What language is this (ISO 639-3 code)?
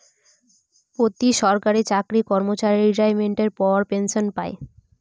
ben